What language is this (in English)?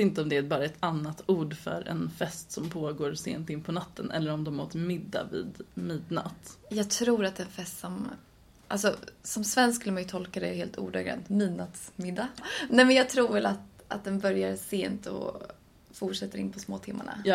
Swedish